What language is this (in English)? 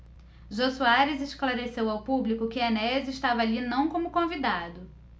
Portuguese